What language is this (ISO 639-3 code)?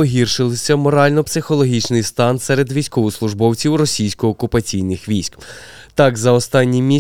ukr